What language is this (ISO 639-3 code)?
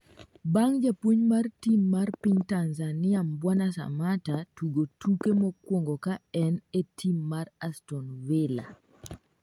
luo